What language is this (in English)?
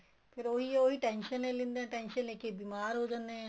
Punjabi